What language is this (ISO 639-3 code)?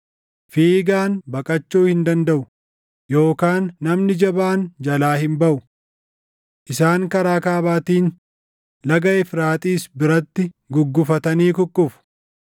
orm